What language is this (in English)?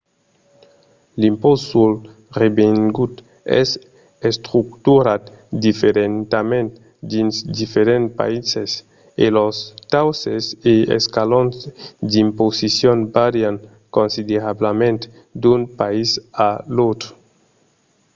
Occitan